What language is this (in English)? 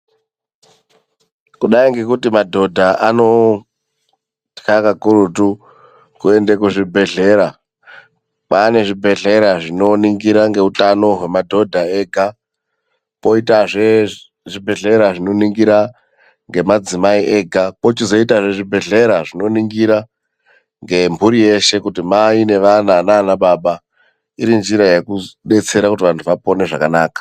Ndau